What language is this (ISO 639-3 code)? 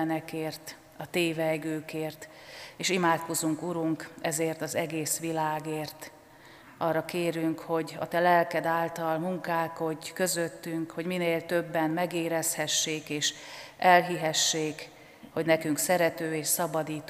hun